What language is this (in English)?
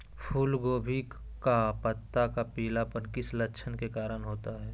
Magahi